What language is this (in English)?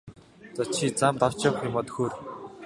Mongolian